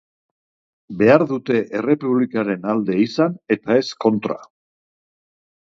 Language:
Basque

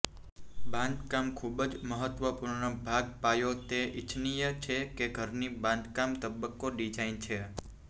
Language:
Gujarati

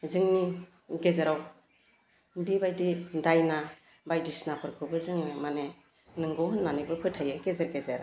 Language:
Bodo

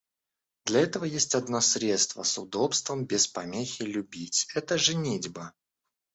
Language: Russian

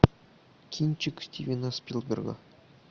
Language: Russian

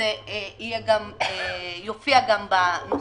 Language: Hebrew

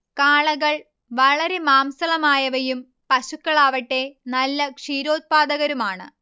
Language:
Malayalam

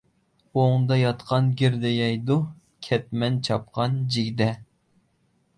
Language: Uyghur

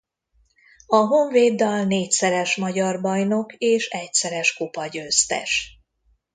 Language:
Hungarian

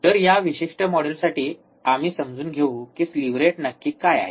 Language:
Marathi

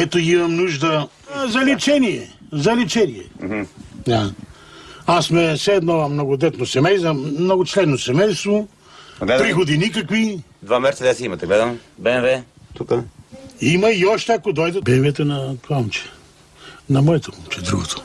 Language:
Bulgarian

